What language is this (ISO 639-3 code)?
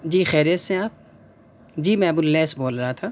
urd